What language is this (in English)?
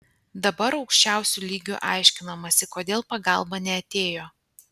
Lithuanian